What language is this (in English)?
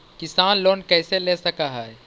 Magahi